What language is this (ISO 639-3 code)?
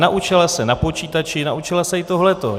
ces